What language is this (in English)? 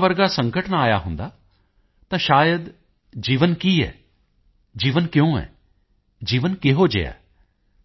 Punjabi